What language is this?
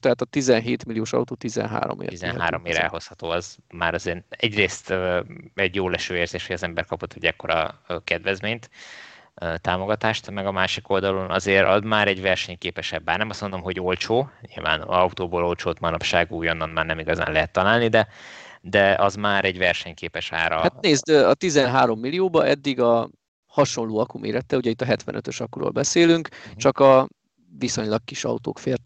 Hungarian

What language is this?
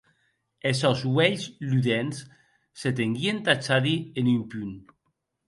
Occitan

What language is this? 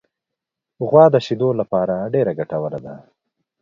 Pashto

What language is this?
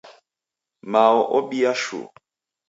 Taita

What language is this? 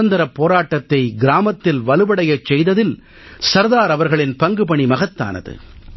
Tamil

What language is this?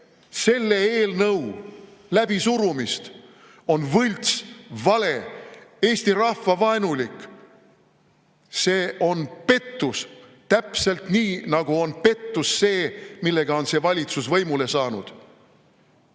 Estonian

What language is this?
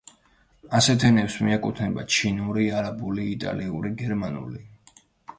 Georgian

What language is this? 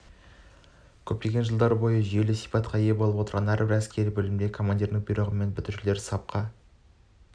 Kazakh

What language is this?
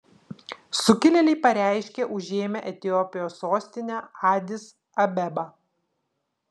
Lithuanian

